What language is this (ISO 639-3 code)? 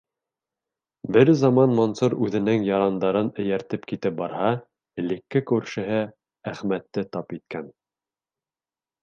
bak